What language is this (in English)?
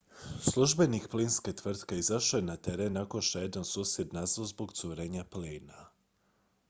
Croatian